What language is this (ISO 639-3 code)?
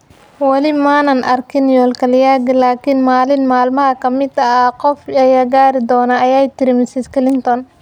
som